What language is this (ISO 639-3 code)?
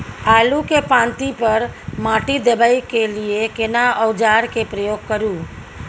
mai